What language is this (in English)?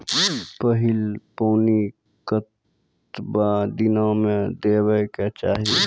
Maithili